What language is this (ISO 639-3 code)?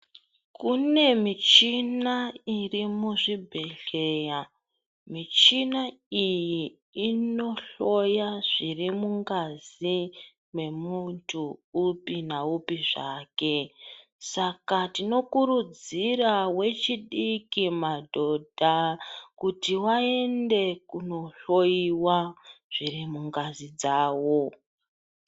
ndc